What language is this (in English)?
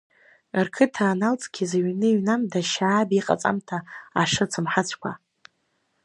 Abkhazian